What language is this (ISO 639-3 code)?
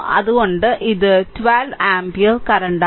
mal